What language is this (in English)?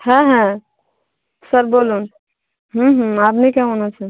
Bangla